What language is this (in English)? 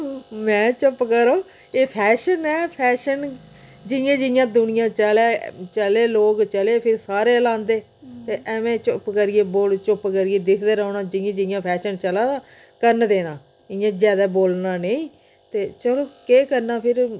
Dogri